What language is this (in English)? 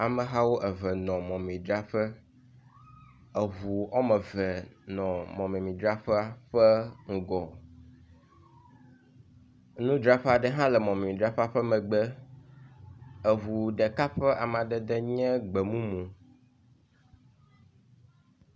Ewe